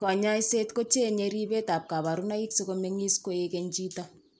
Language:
Kalenjin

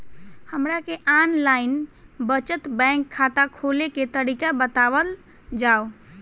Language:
Bhojpuri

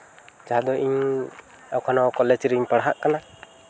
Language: Santali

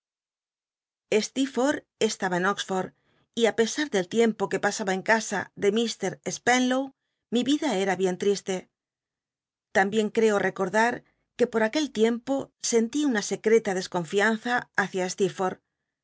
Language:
Spanish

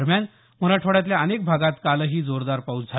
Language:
Marathi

